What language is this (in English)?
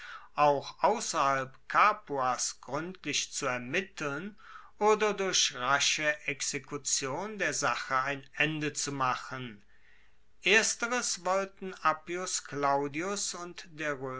German